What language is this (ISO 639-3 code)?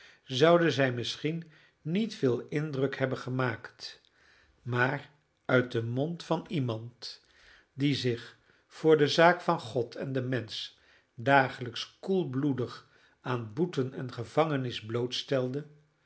nld